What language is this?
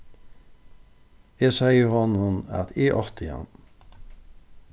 Faroese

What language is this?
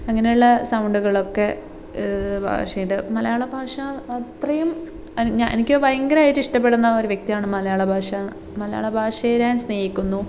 Malayalam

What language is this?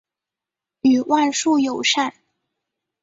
Chinese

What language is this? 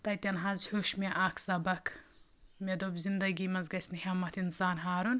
Kashmiri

